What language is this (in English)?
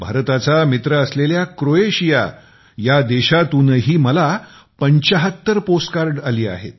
Marathi